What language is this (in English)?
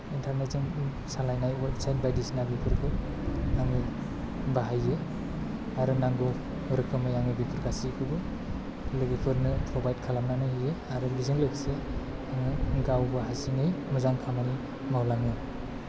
Bodo